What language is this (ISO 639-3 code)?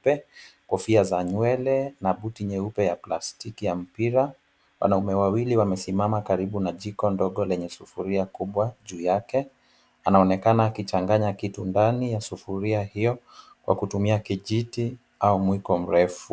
swa